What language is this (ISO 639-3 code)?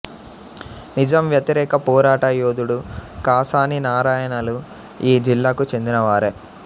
tel